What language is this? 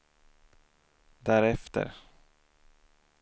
Swedish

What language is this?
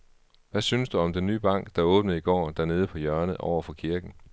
Danish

